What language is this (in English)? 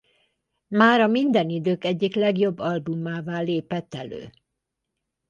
Hungarian